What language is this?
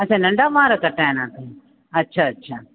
Sindhi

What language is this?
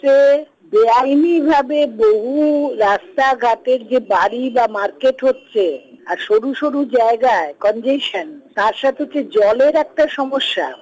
Bangla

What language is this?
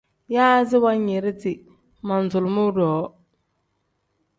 Tem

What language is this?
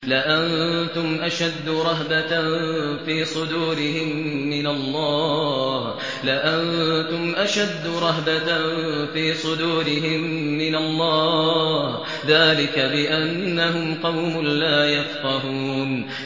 Arabic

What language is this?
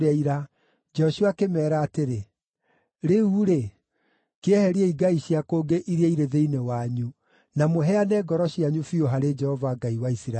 Kikuyu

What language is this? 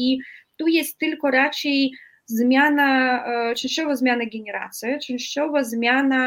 Polish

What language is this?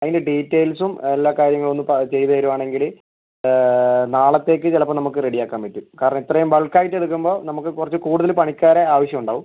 Malayalam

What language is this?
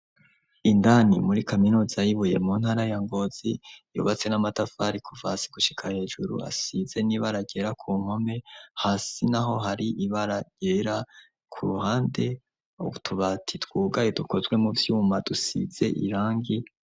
Rundi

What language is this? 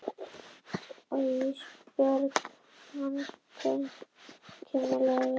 Icelandic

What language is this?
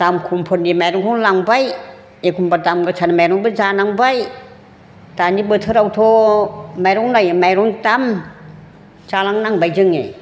Bodo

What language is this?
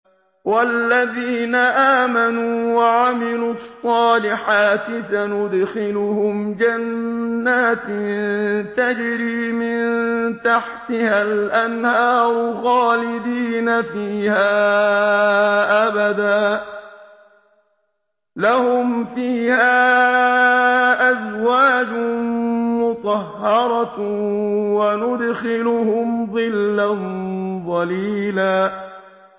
Arabic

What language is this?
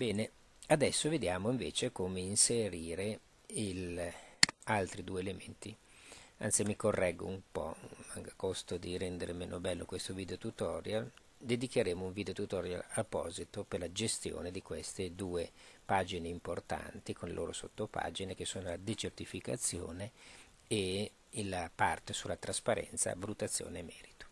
Italian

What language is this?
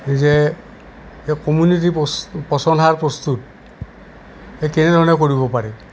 Assamese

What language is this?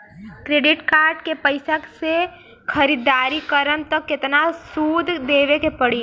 Bhojpuri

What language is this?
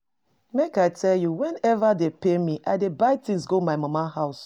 Nigerian Pidgin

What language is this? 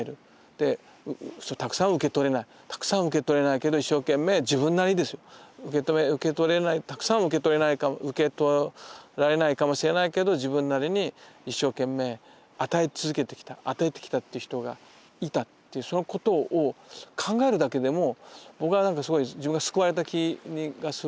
Japanese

